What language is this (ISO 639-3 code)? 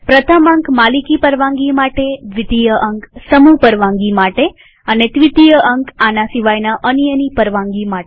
guj